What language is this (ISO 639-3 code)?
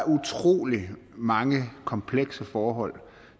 dan